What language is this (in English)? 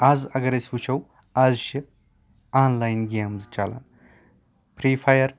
Kashmiri